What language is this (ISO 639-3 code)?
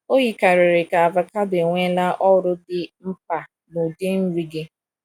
ibo